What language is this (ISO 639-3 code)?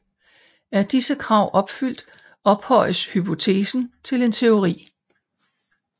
dan